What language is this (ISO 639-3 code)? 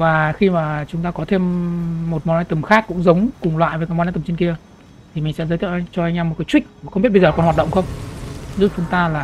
vie